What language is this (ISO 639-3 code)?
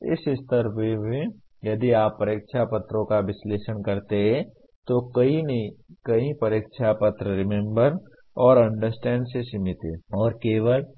hin